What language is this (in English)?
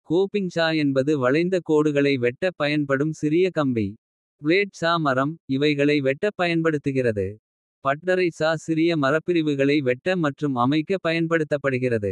Kota (India)